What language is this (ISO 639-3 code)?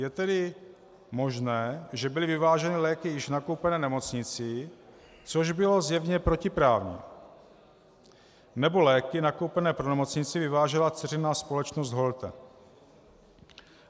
ces